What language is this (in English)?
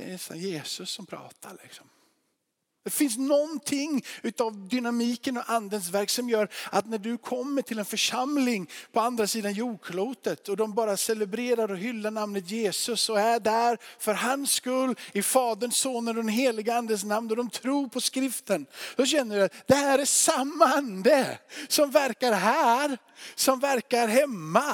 Swedish